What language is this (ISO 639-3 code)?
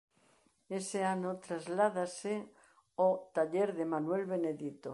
glg